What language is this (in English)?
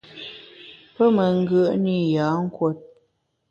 Bamun